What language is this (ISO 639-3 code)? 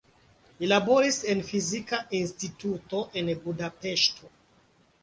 epo